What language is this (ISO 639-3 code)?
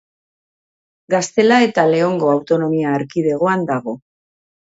eus